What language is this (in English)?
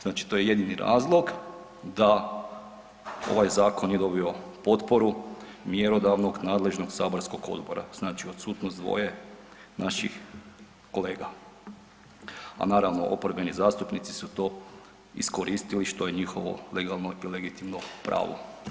Croatian